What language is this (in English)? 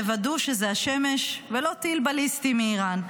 Hebrew